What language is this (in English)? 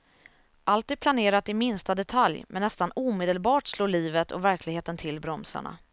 Swedish